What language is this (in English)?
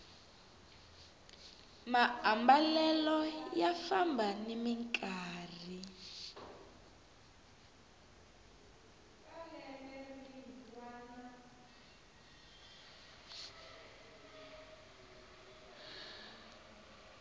Tsonga